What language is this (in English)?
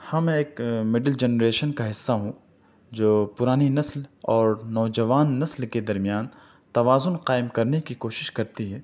Urdu